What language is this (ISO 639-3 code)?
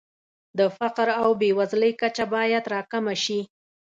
pus